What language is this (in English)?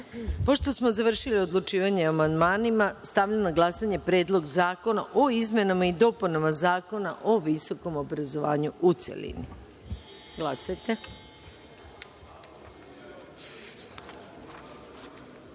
Serbian